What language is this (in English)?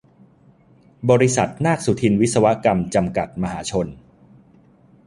Thai